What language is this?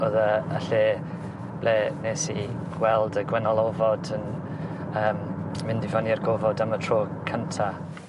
Welsh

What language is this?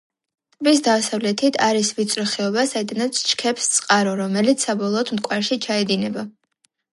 Georgian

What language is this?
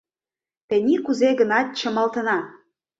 Mari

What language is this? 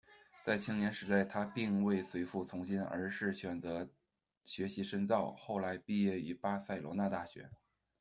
Chinese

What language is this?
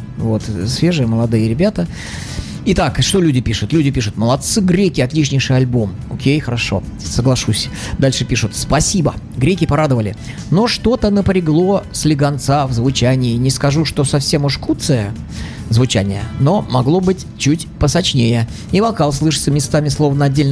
Russian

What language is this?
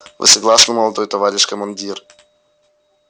Russian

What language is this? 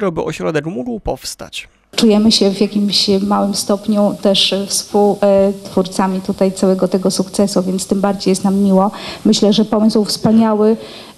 Polish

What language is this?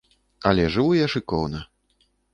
Belarusian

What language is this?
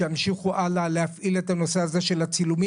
Hebrew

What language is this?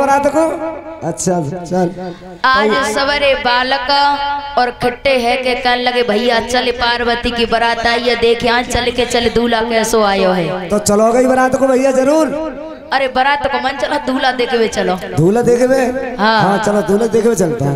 Hindi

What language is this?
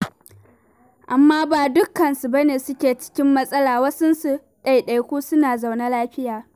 Hausa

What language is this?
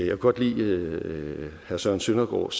Danish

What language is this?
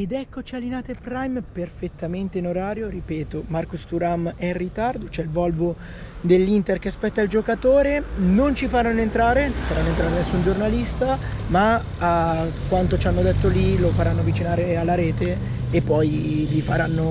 Italian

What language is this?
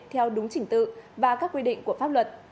Vietnamese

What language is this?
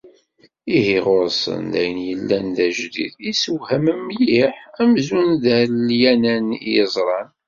Kabyle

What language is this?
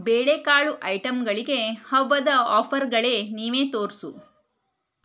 Kannada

